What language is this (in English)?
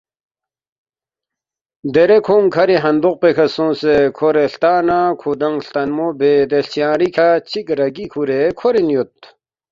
Balti